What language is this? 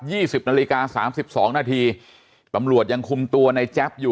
Thai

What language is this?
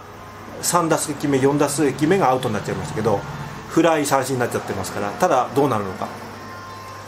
Japanese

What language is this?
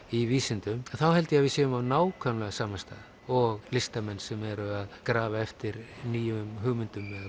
Icelandic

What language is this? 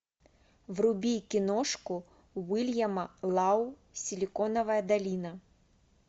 Russian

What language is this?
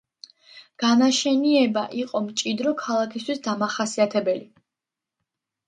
Georgian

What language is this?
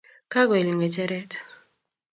Kalenjin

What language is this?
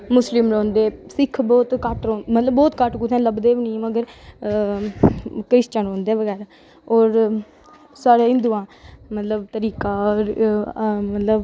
Dogri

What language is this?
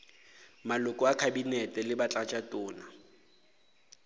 Northern Sotho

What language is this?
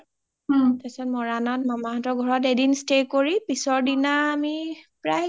Assamese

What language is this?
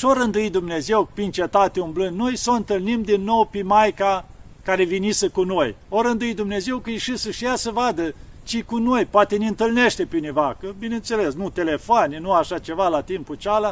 Romanian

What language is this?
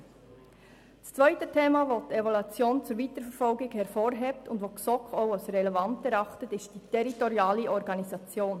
Swiss German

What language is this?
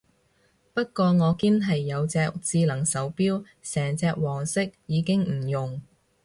Cantonese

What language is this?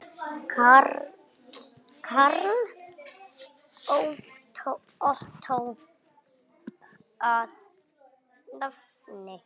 Icelandic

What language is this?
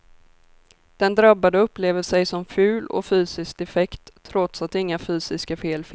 Swedish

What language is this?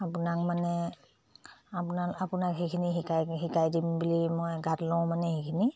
Assamese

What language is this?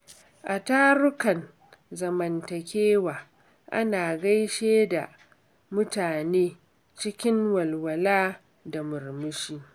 Hausa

